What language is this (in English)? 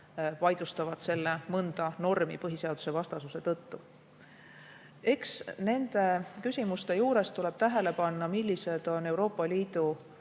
Estonian